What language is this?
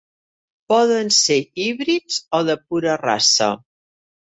Catalan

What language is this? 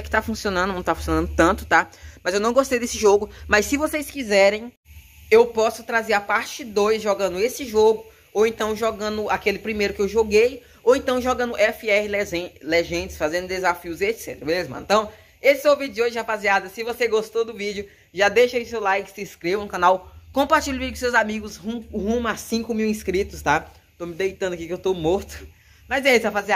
Portuguese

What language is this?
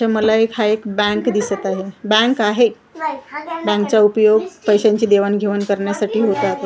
Marathi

